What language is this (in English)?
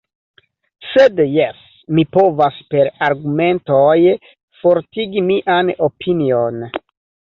Esperanto